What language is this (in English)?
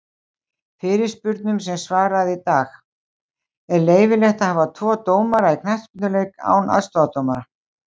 Icelandic